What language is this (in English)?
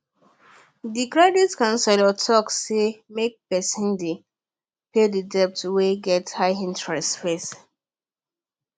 Nigerian Pidgin